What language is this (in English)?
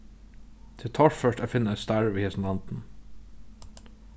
Faroese